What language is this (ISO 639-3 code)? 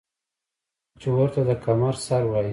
pus